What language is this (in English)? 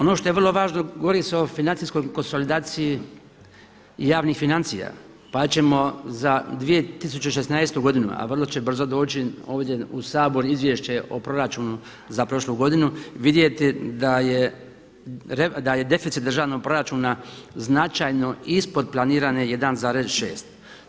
Croatian